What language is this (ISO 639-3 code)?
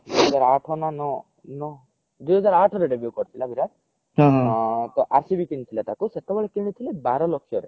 ori